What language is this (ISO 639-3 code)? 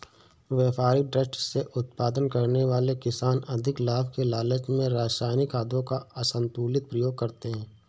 hin